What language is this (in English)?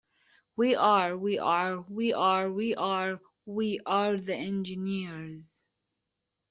English